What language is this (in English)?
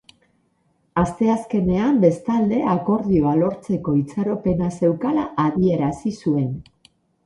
Basque